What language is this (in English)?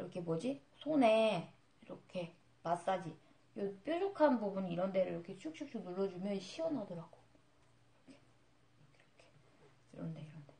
Korean